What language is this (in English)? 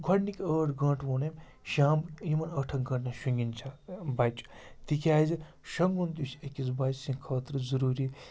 Kashmiri